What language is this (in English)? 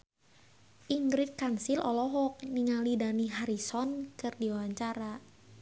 Sundanese